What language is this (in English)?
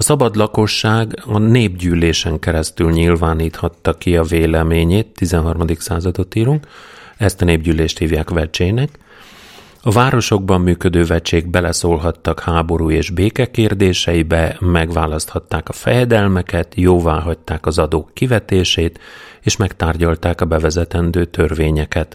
Hungarian